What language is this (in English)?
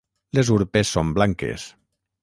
Catalan